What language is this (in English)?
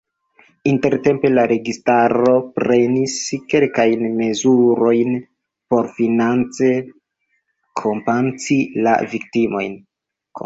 Esperanto